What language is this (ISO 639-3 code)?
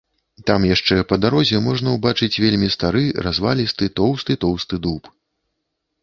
bel